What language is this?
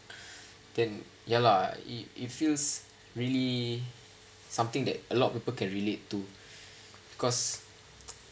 English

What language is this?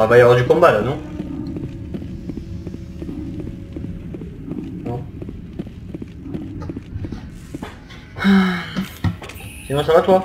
French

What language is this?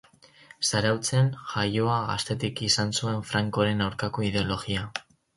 Basque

